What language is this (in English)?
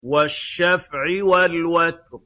Arabic